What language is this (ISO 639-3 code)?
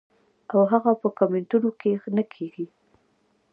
pus